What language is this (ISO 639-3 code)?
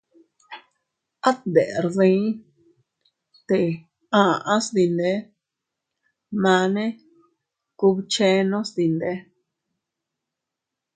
cut